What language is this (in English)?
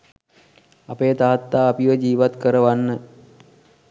Sinhala